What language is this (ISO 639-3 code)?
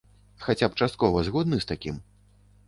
bel